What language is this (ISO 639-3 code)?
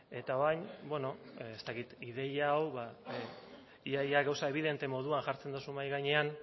eus